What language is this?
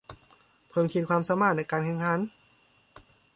Thai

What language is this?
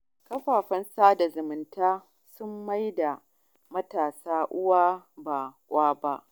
Hausa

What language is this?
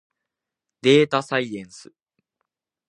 Japanese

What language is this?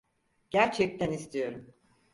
Turkish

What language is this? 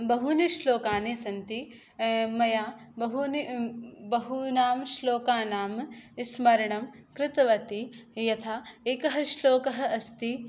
Sanskrit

